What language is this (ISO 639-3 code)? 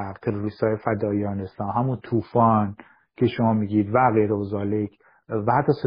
fas